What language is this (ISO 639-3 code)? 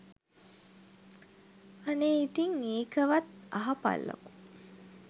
sin